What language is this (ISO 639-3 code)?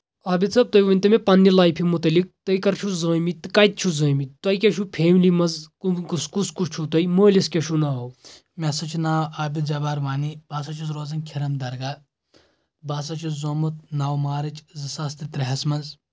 kas